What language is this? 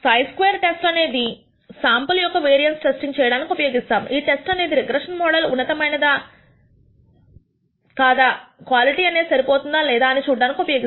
Telugu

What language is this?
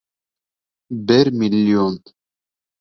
Bashkir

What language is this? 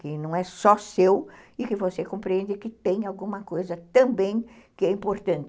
Portuguese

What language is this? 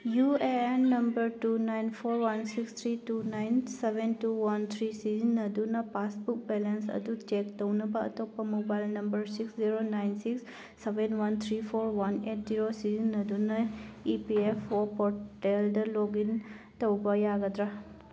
Manipuri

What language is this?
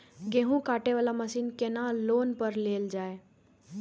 Maithili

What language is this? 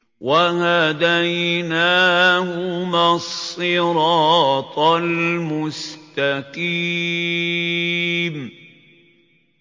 Arabic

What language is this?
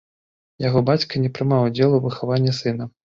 Belarusian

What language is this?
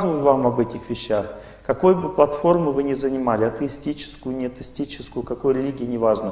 Russian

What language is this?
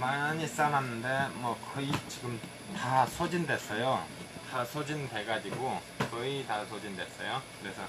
Korean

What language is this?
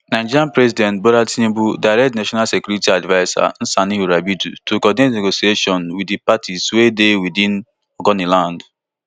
Nigerian Pidgin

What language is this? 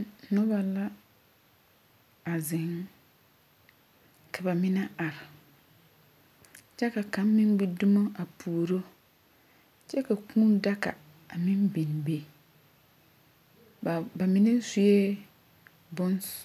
Southern Dagaare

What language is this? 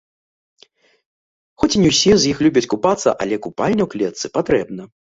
Belarusian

